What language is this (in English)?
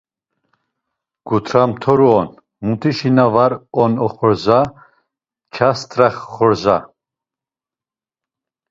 Laz